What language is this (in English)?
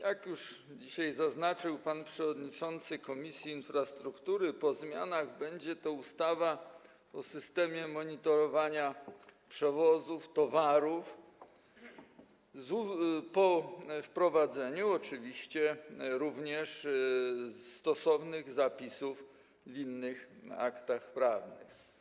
Polish